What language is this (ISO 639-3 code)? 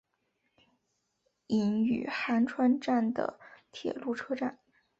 zho